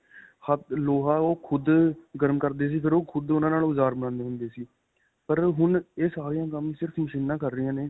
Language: Punjabi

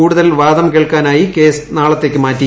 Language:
Malayalam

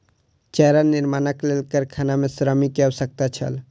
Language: Maithili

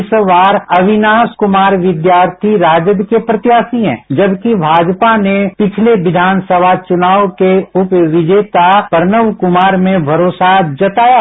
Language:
Hindi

